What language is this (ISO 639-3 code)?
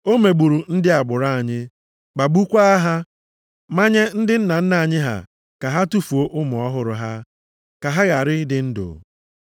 ibo